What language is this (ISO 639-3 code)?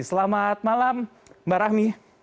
ind